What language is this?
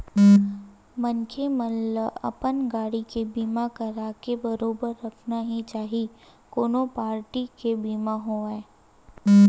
Chhattisgarhi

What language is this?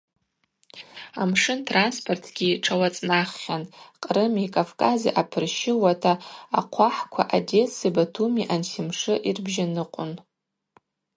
Abaza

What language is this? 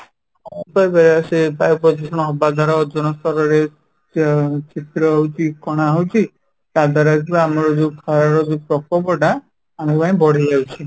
Odia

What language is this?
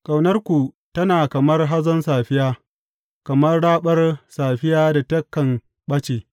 Hausa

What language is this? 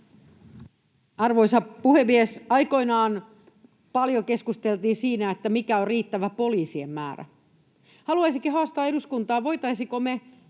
Finnish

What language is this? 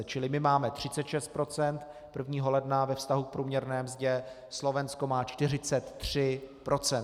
Czech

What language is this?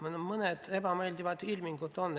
Estonian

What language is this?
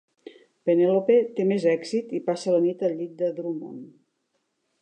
Catalan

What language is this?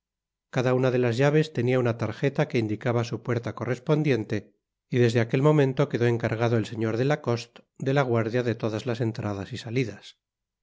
Spanish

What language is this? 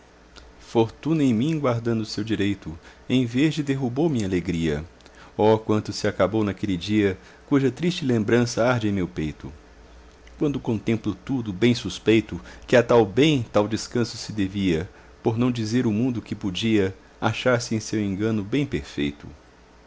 Portuguese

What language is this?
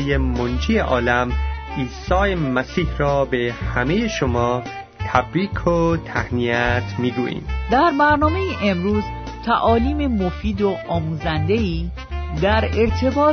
Persian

